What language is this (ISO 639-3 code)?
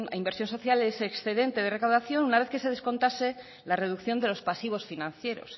spa